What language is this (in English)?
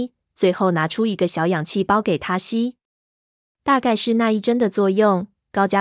Chinese